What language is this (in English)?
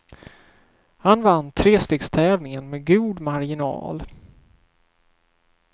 Swedish